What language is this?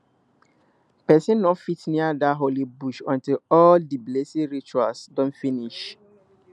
Nigerian Pidgin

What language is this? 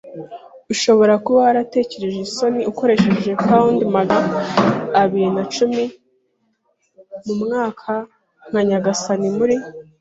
Kinyarwanda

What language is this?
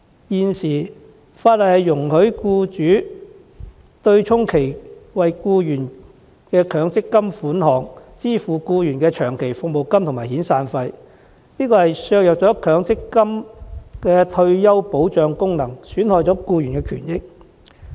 Cantonese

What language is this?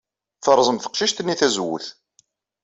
Kabyle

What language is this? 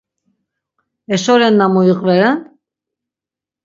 Laz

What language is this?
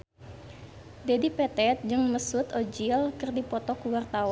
Sundanese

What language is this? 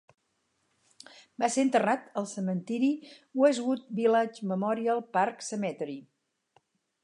Catalan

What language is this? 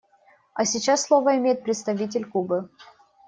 Russian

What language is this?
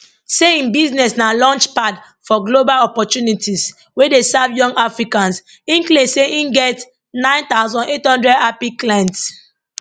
Nigerian Pidgin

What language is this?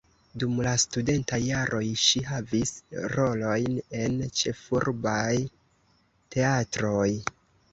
Esperanto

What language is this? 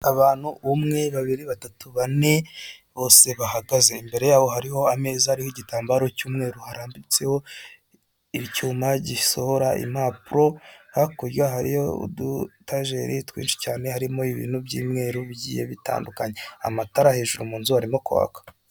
Kinyarwanda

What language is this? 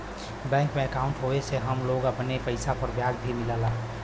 Bhojpuri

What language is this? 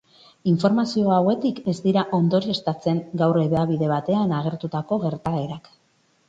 Basque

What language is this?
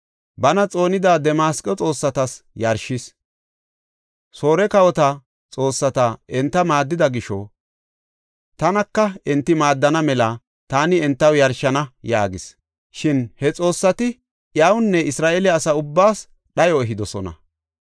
Gofa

